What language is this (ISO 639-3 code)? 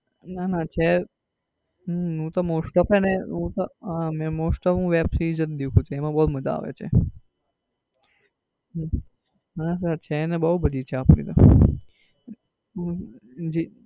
guj